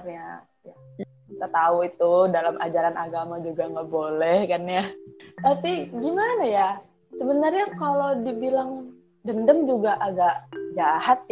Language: Indonesian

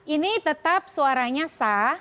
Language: Indonesian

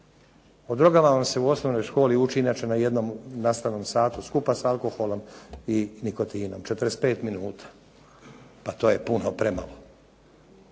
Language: Croatian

